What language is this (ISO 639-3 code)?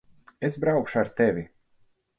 lav